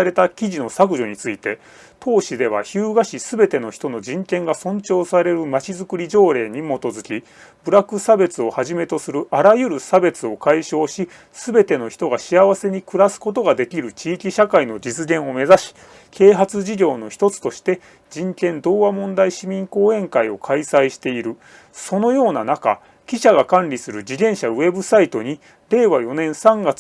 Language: Japanese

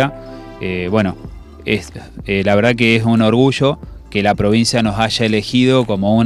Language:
Spanish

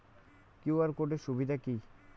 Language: Bangla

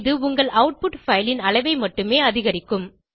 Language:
Tamil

